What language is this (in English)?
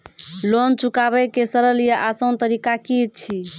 Maithili